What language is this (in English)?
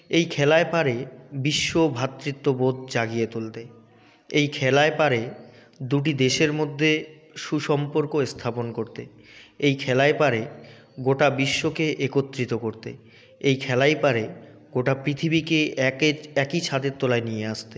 Bangla